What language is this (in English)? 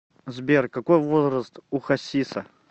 Russian